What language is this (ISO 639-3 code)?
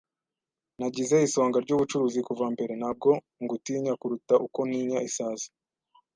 kin